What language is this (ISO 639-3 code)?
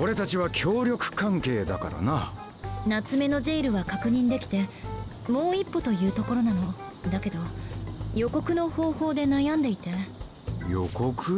jpn